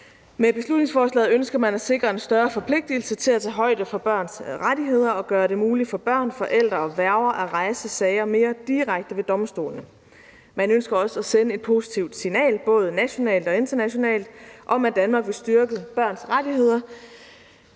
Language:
Danish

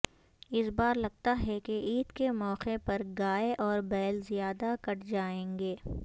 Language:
Urdu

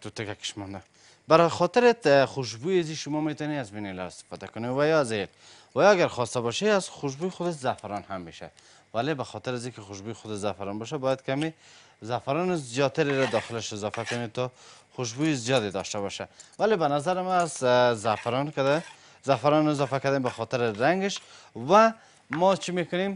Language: Persian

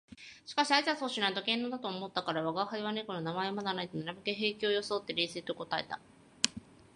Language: Japanese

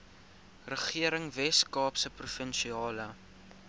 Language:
Afrikaans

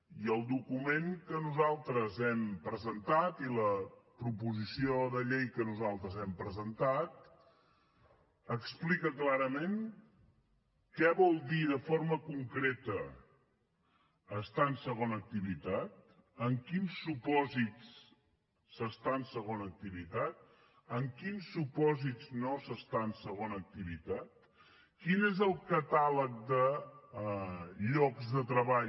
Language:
Catalan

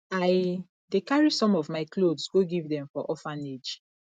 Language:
Nigerian Pidgin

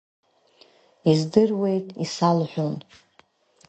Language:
Abkhazian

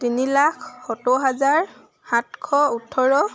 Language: Assamese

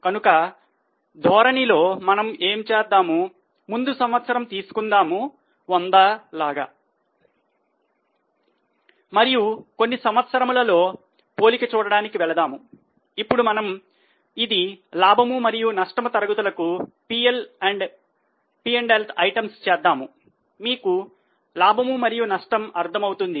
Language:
Telugu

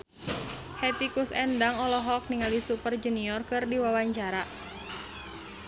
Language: Sundanese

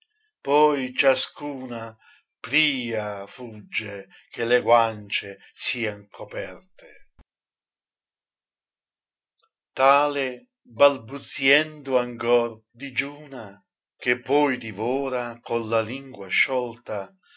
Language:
Italian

